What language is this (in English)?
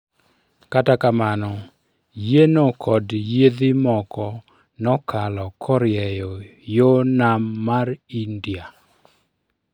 Luo (Kenya and Tanzania)